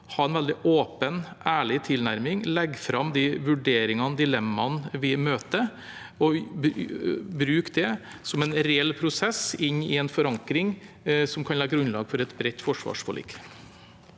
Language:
Norwegian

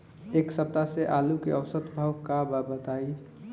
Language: Bhojpuri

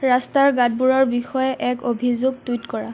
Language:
Assamese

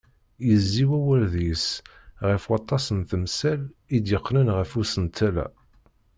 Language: Kabyle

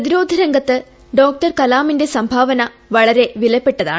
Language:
Malayalam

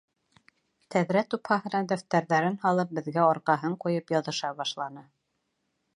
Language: Bashkir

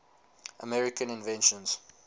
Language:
English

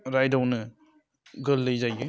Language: Bodo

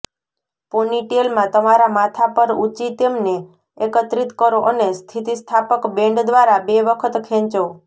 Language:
Gujarati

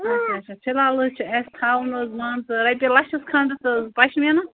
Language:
Kashmiri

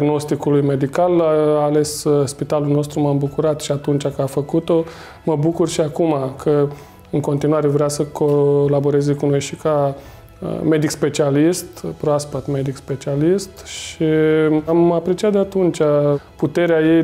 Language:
Romanian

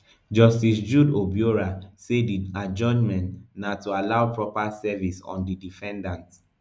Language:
Nigerian Pidgin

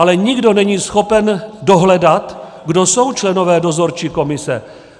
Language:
Czech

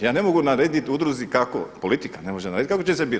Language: Croatian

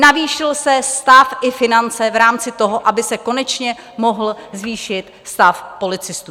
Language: Czech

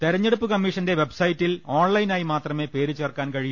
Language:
Malayalam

